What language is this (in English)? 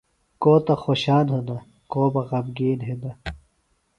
Phalura